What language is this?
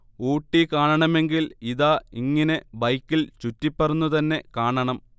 Malayalam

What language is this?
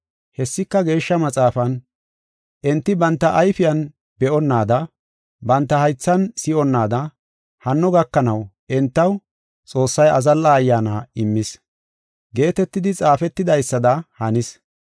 Gofa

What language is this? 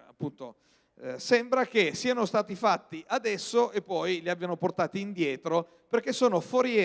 Italian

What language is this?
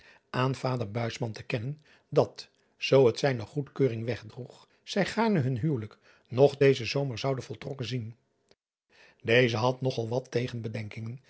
Dutch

